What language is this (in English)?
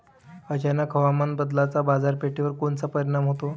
Marathi